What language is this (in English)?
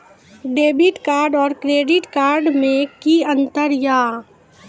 Maithili